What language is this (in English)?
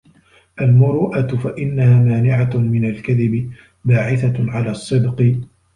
Arabic